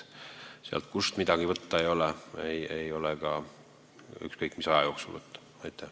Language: Estonian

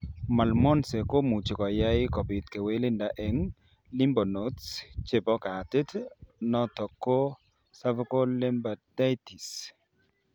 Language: Kalenjin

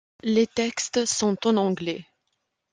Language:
French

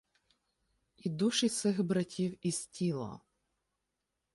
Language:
Ukrainian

